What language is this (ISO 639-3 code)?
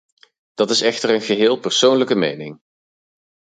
nld